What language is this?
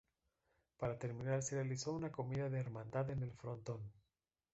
Spanish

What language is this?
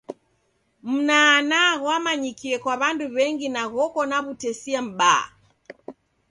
Taita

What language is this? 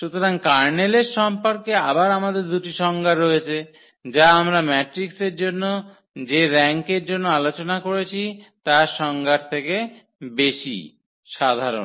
Bangla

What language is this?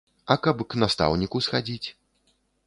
Belarusian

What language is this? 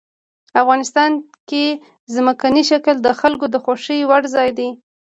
Pashto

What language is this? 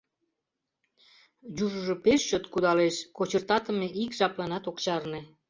Mari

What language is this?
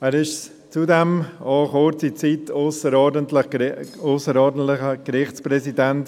Swiss German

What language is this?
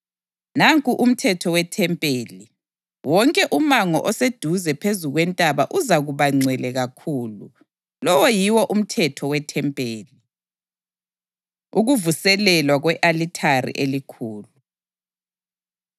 North Ndebele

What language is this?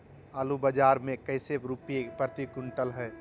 Magahi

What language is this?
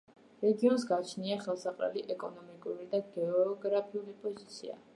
Georgian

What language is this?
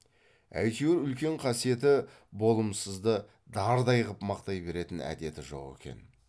Kazakh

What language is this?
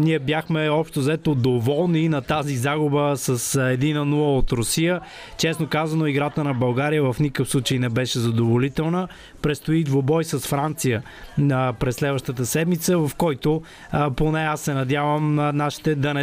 Bulgarian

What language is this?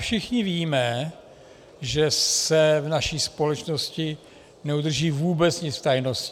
Czech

